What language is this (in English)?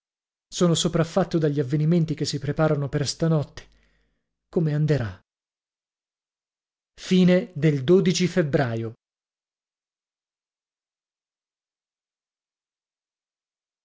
Italian